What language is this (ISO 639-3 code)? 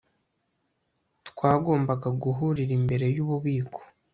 kin